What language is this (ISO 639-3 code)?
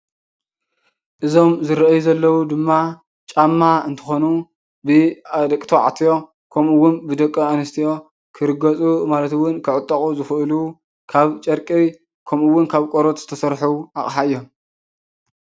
tir